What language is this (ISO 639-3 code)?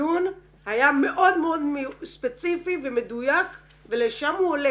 heb